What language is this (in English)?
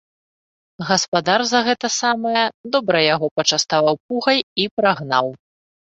Belarusian